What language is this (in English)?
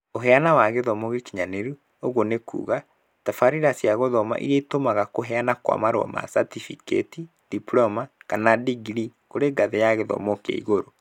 Kikuyu